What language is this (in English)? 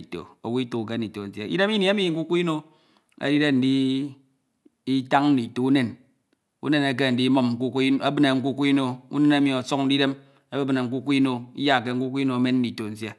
Ito